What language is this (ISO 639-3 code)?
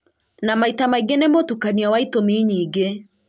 kik